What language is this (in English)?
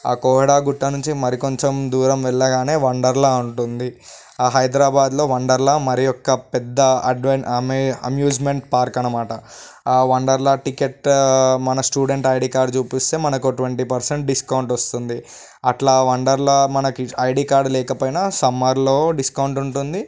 Telugu